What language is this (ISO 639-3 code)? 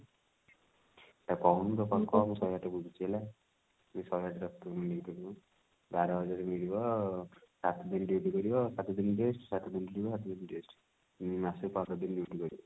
ori